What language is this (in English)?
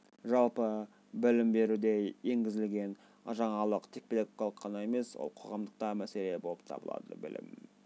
Kazakh